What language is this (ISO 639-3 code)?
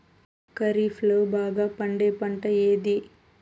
tel